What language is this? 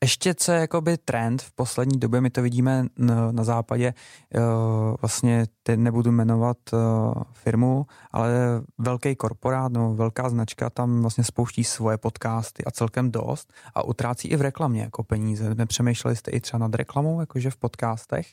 Czech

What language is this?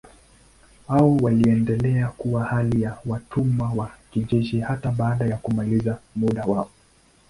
Swahili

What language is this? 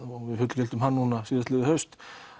Icelandic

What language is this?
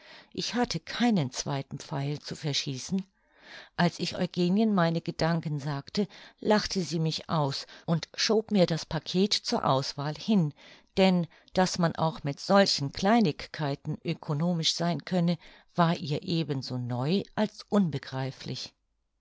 German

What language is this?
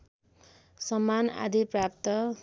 Nepali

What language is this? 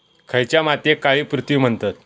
Marathi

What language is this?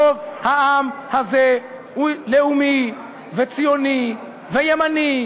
Hebrew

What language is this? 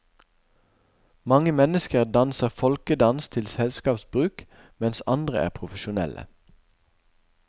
Norwegian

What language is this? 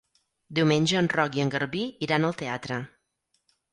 Catalan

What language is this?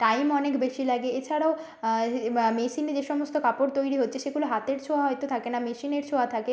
Bangla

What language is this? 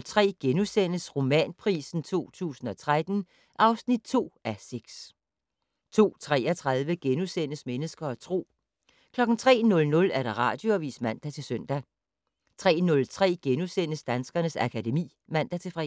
Danish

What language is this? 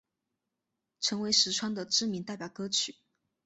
Chinese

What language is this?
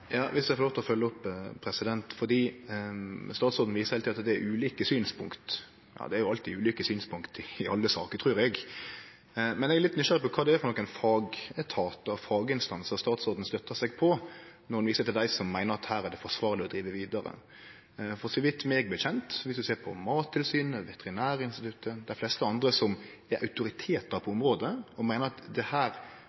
Norwegian Nynorsk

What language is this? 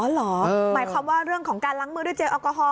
Thai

